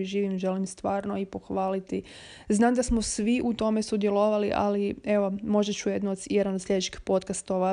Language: Croatian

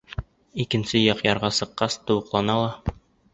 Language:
Bashkir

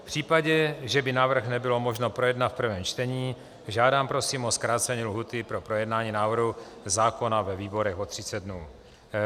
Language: Czech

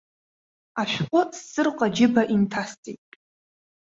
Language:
Abkhazian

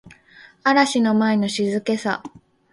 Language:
Japanese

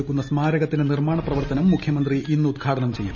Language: Malayalam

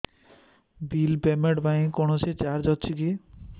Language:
Odia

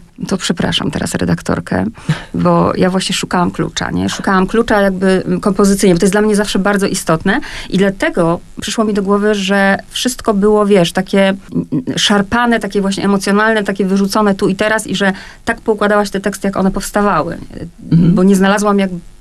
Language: Polish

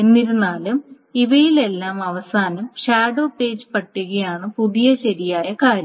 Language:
Malayalam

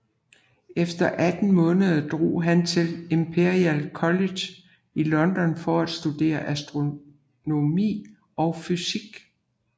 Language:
Danish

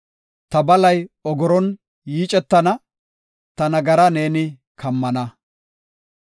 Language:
Gofa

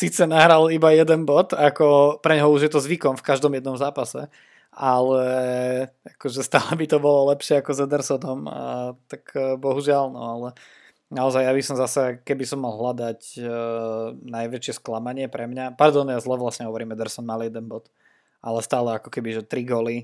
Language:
Slovak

